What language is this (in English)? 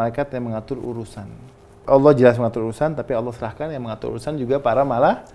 Indonesian